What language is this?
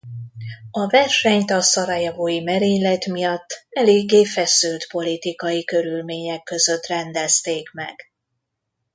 Hungarian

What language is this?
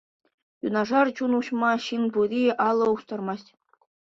Chuvash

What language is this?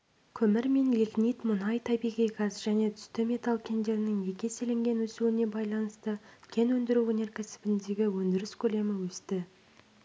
Kazakh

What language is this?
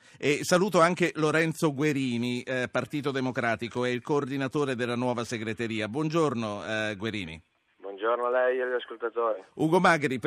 Italian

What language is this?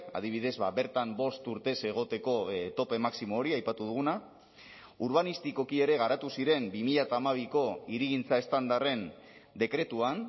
Basque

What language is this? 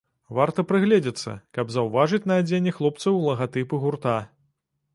Belarusian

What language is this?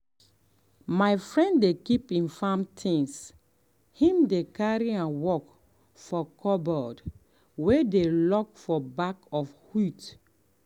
Nigerian Pidgin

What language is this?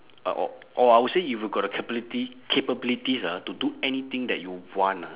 English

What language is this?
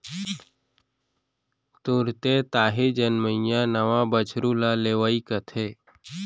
Chhattisgarhi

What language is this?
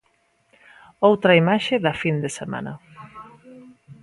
Galician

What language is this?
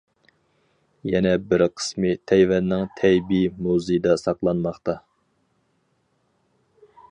Uyghur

